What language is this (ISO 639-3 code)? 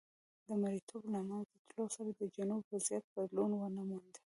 pus